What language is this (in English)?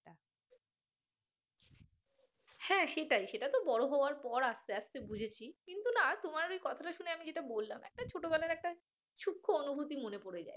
Bangla